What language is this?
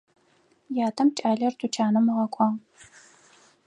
Adyghe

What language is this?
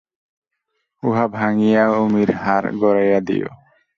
Bangla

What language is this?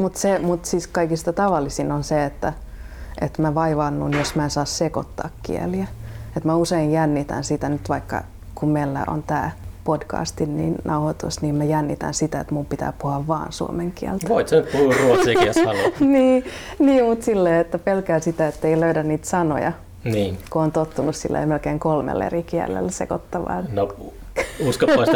Finnish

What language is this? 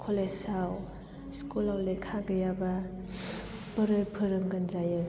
Bodo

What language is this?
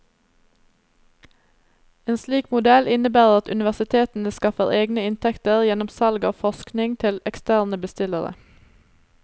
Norwegian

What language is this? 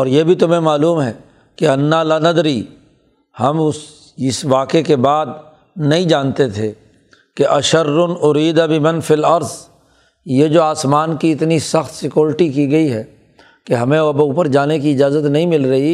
Urdu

